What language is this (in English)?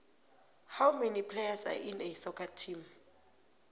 South Ndebele